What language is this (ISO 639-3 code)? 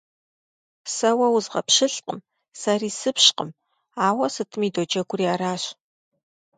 kbd